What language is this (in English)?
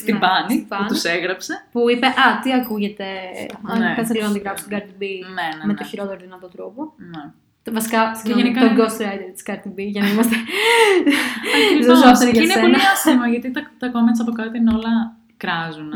Greek